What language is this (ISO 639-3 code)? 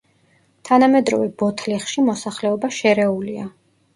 kat